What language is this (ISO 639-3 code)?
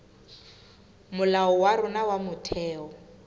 sot